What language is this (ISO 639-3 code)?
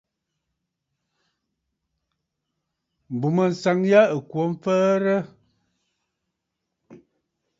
bfd